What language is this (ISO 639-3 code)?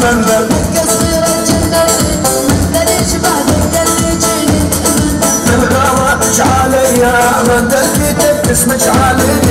ara